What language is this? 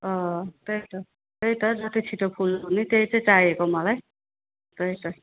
Nepali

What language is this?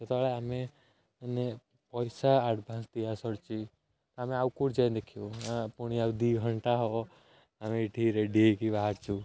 Odia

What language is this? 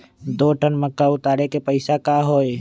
Magahi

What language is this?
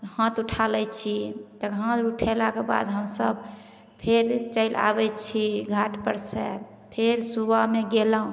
Maithili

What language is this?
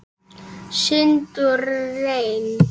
Icelandic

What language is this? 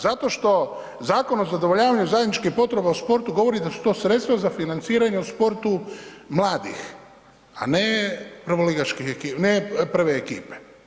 Croatian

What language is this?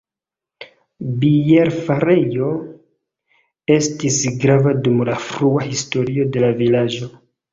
Esperanto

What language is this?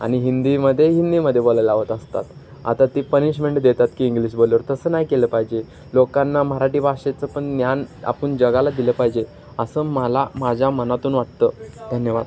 Marathi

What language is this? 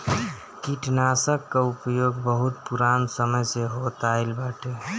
Bhojpuri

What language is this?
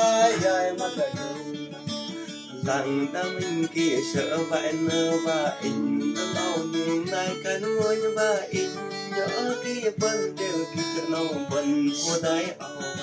Thai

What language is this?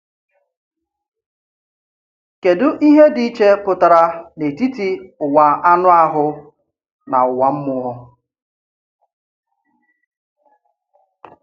Igbo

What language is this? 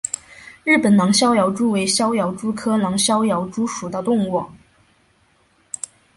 Chinese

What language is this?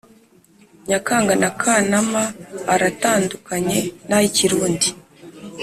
Kinyarwanda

